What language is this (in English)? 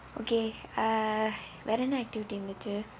English